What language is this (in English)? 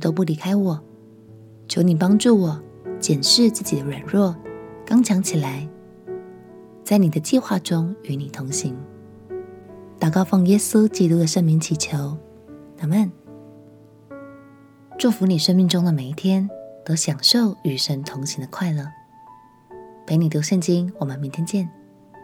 Chinese